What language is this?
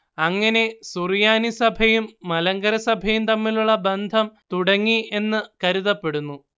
Malayalam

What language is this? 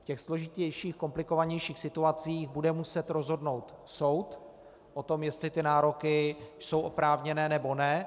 Czech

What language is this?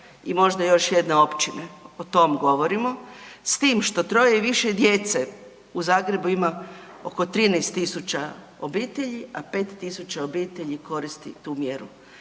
Croatian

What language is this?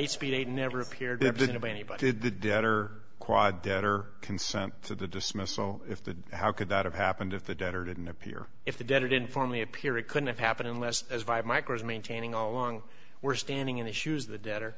English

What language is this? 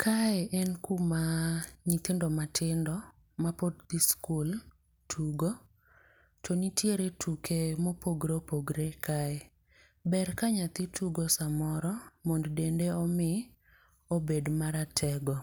Luo (Kenya and Tanzania)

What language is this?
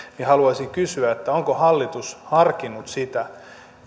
Finnish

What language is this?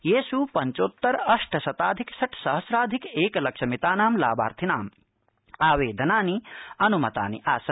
Sanskrit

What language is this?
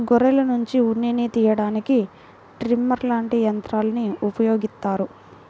Telugu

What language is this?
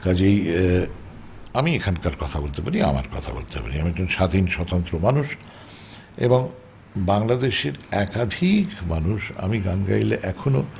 Bangla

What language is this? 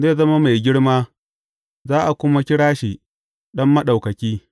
Hausa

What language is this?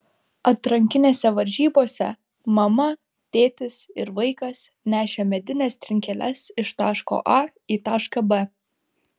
Lithuanian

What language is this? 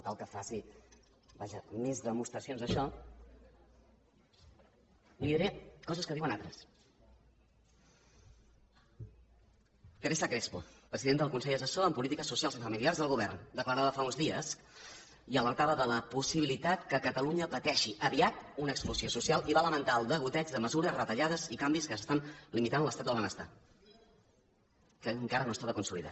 Catalan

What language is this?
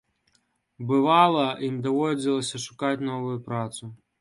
Belarusian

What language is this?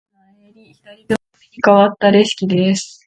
Japanese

